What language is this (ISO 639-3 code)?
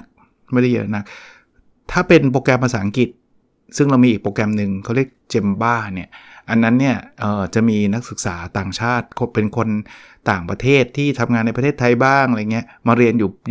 tha